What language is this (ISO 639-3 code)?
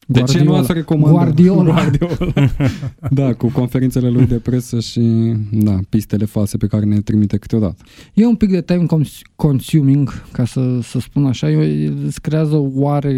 ron